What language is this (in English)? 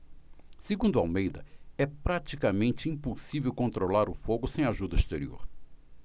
Portuguese